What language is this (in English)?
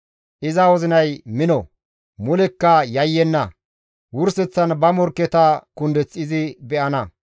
Gamo